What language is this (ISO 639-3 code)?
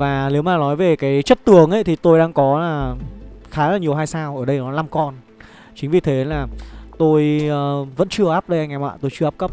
vie